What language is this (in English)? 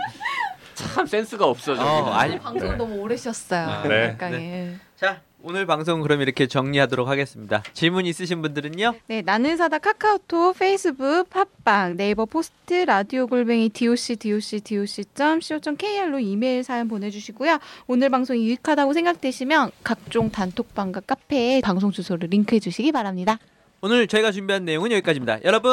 Korean